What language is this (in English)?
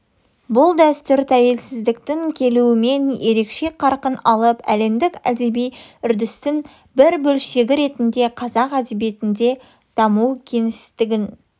Kazakh